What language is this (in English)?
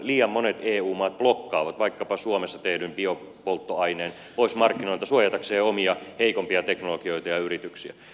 Finnish